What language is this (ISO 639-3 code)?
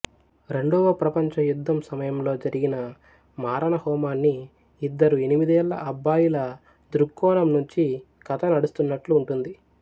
tel